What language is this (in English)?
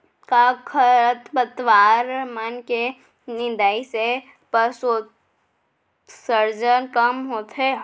Chhattisgarhi